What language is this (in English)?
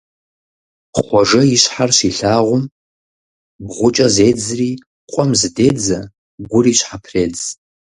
Kabardian